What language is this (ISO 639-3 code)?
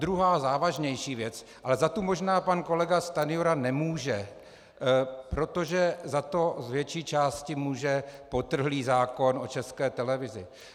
ces